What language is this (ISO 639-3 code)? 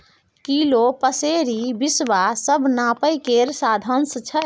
mai